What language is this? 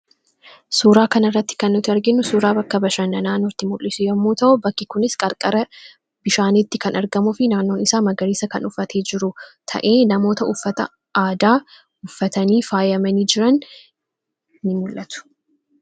Oromo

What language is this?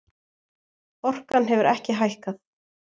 Icelandic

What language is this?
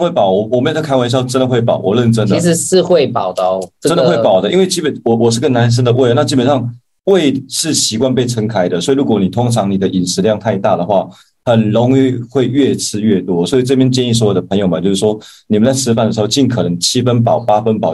Chinese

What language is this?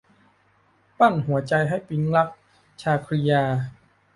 Thai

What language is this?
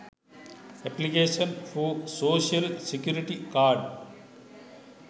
Sinhala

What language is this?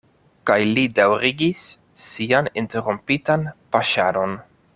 Esperanto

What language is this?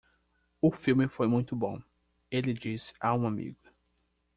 Portuguese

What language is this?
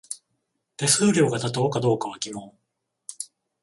Japanese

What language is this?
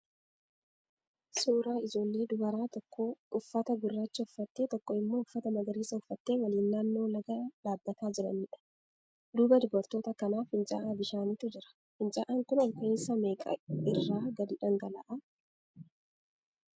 Oromo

